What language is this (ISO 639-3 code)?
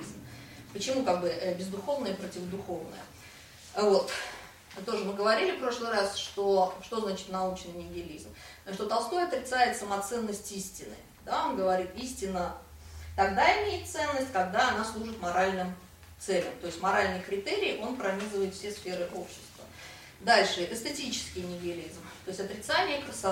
rus